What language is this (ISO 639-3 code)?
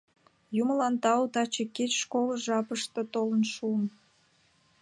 chm